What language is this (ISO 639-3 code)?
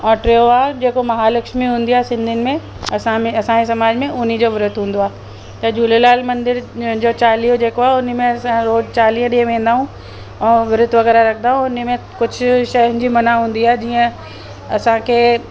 snd